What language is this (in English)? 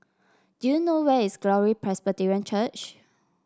English